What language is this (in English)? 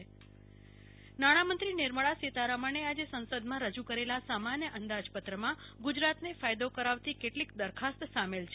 Gujarati